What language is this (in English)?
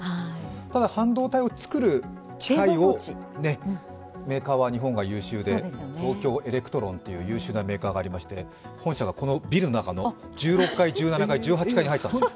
Japanese